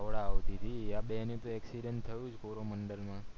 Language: Gujarati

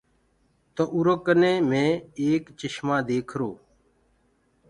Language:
Gurgula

